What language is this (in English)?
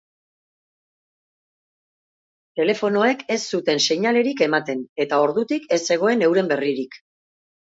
Basque